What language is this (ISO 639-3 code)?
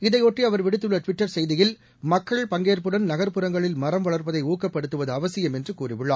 tam